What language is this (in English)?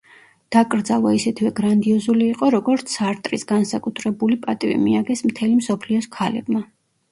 Georgian